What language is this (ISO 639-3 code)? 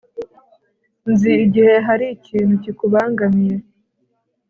kin